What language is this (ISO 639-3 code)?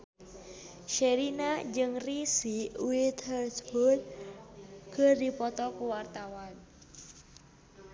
sun